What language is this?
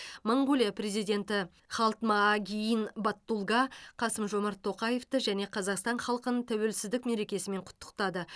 Kazakh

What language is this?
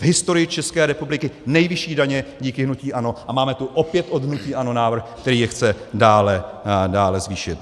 Czech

